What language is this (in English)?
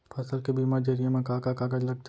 Chhattisgarhi